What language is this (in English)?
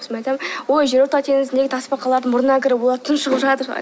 Kazakh